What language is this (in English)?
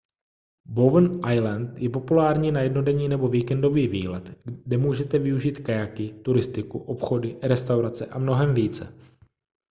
Czech